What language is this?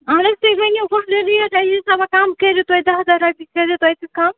Kashmiri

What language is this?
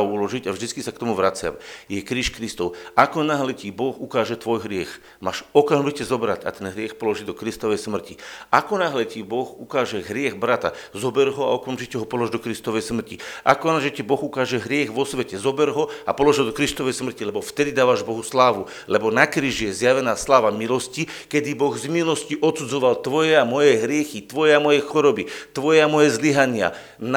Slovak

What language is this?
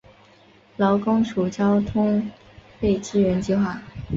Chinese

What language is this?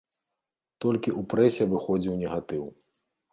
Belarusian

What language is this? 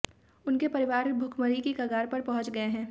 Hindi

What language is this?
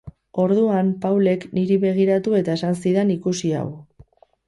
Basque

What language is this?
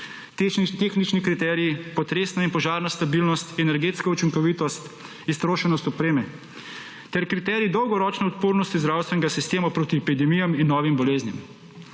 Slovenian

